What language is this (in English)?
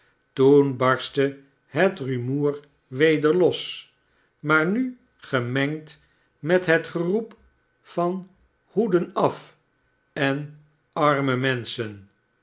Dutch